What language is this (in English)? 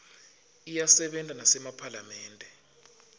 Swati